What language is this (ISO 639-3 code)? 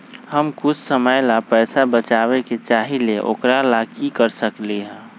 mag